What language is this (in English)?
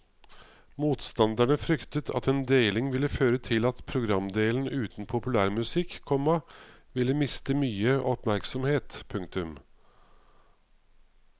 Norwegian